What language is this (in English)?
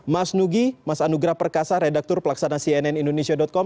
Indonesian